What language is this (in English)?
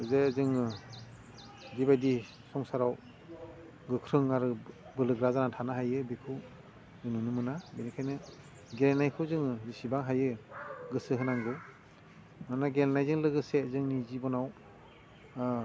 Bodo